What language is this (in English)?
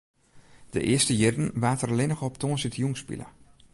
Western Frisian